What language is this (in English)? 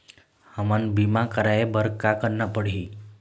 Chhattisgarhi